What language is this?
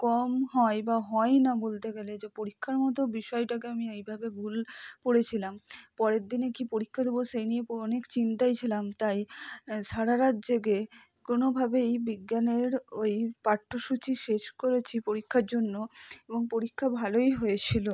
Bangla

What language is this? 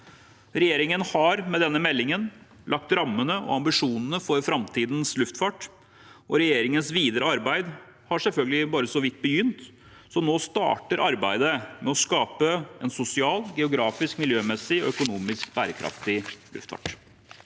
Norwegian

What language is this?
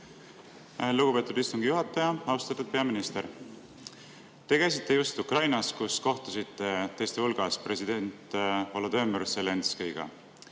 Estonian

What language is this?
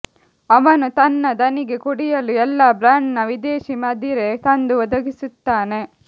Kannada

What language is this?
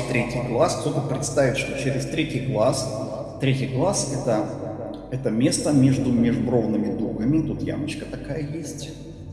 Russian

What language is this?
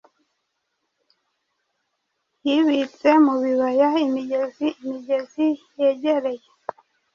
Kinyarwanda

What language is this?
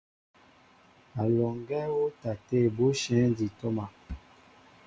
Mbo (Cameroon)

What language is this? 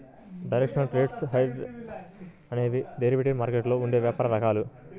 Telugu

